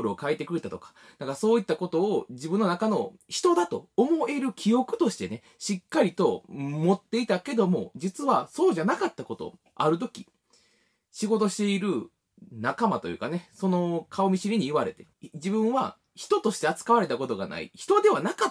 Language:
Japanese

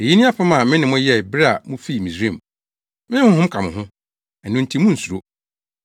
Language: Akan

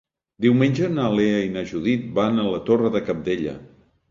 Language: Catalan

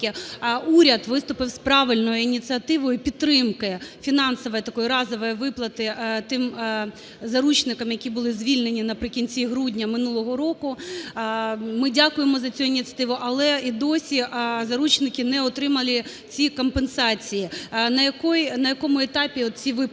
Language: Ukrainian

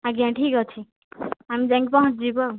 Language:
Odia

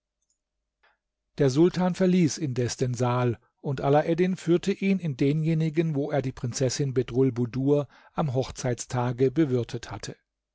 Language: German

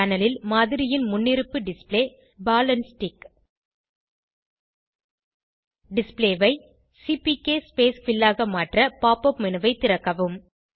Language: Tamil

